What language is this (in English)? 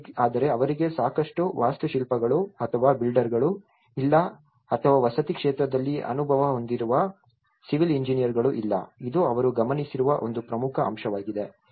Kannada